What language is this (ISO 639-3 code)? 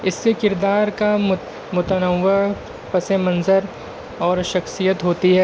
urd